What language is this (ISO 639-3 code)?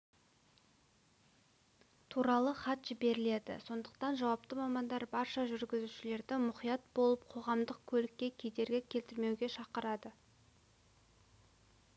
kaz